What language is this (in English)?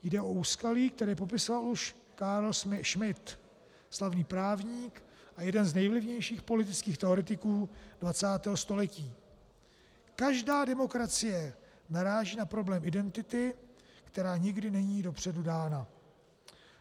Czech